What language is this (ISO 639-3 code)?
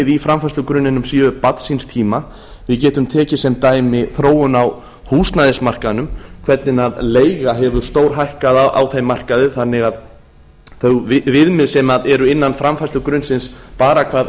isl